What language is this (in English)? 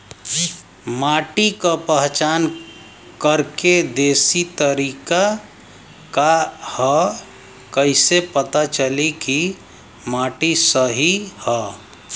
Bhojpuri